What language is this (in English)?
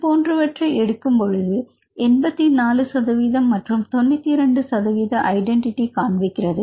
Tamil